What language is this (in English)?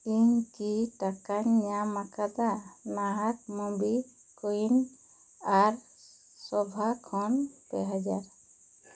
Santali